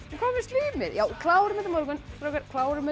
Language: Icelandic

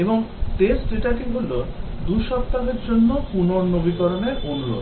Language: Bangla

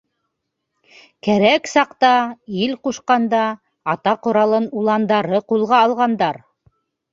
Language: Bashkir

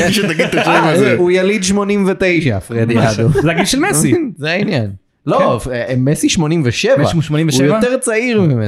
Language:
Hebrew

